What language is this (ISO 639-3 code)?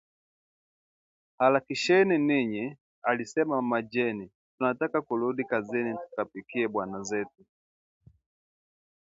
swa